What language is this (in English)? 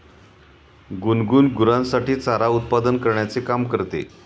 Marathi